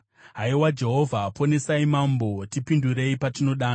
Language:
Shona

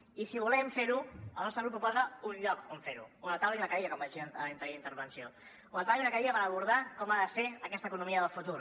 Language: Catalan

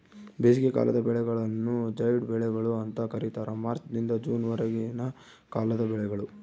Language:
Kannada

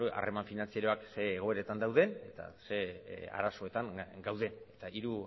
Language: Basque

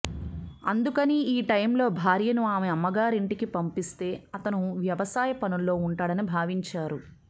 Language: Telugu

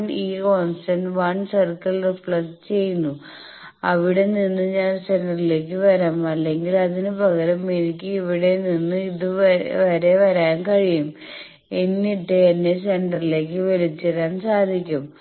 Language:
Malayalam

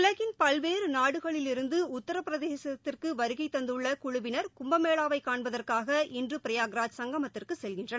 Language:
Tamil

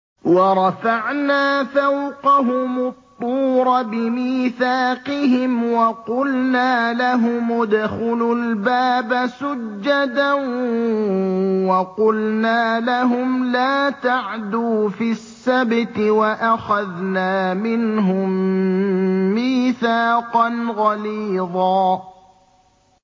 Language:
Arabic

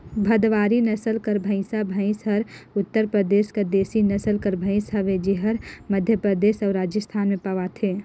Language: Chhattisgarhi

